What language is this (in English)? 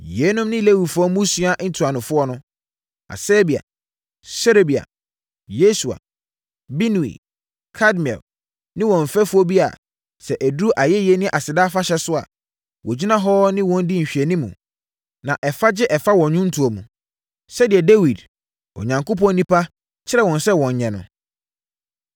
Akan